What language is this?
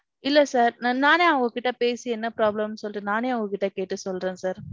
Tamil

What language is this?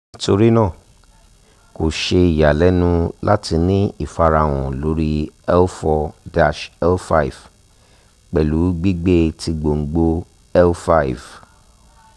Yoruba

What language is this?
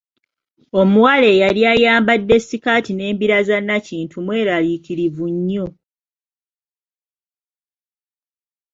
Ganda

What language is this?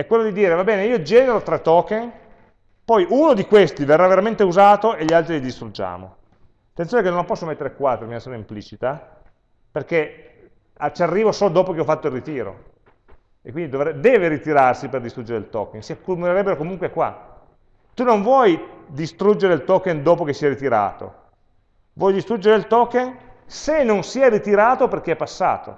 Italian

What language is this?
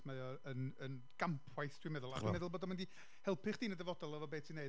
Welsh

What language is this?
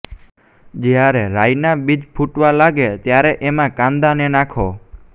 Gujarati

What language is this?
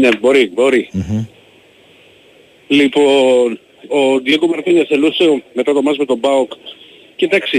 Greek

